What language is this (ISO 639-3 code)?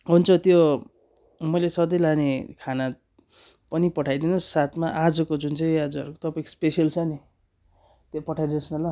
nep